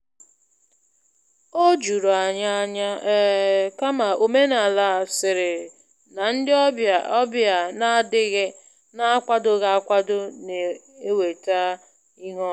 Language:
Igbo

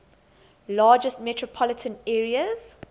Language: English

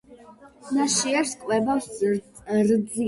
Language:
Georgian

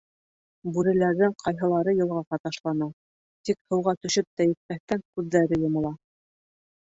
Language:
Bashkir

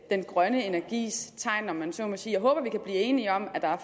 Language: Danish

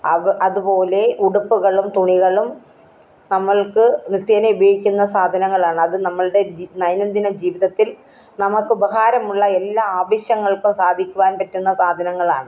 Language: Malayalam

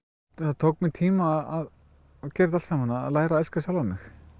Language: Icelandic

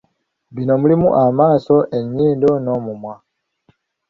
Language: Ganda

